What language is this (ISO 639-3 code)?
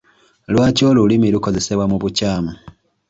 lug